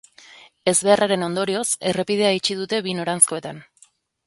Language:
Basque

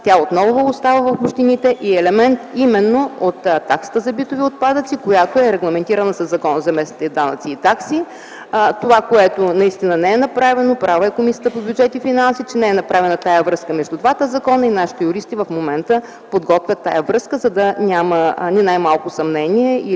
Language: Bulgarian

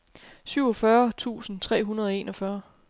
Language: Danish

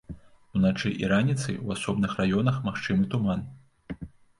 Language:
Belarusian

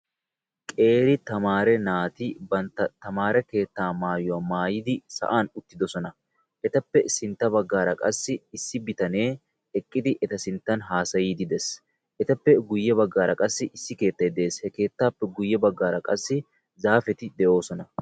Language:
Wolaytta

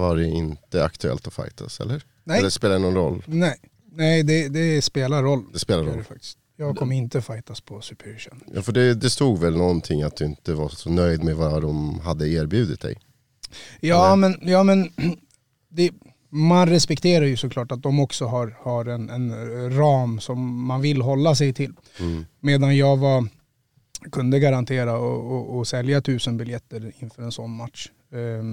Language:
Swedish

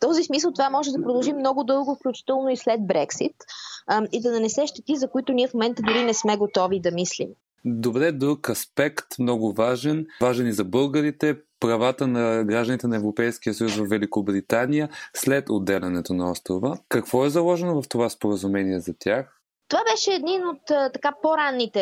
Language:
Bulgarian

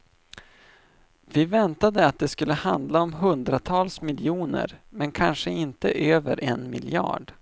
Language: Swedish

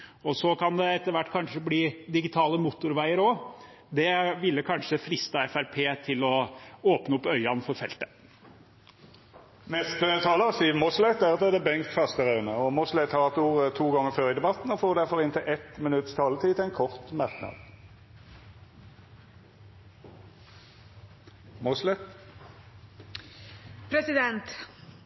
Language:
Norwegian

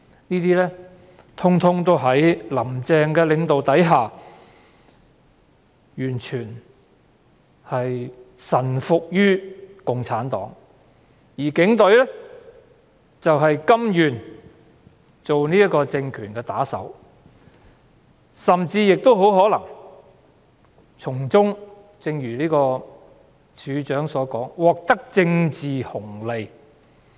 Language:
Cantonese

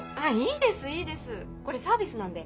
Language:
Japanese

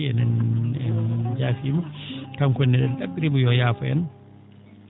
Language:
Fula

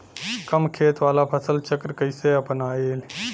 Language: Bhojpuri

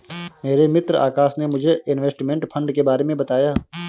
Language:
Hindi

